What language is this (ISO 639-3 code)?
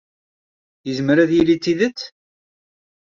kab